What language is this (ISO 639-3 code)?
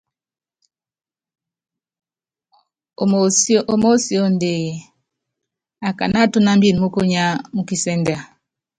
yav